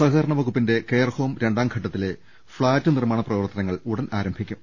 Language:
Malayalam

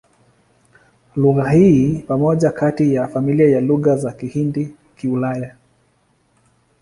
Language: Swahili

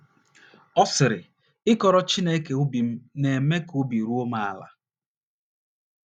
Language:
Igbo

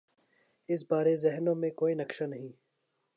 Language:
Urdu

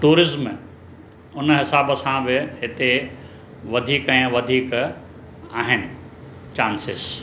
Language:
Sindhi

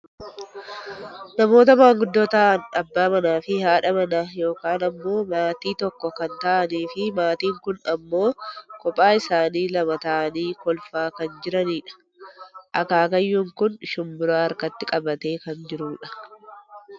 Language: Oromo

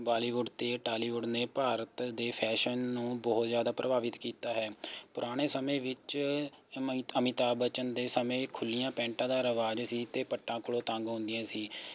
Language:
Punjabi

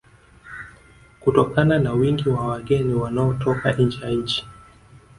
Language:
Swahili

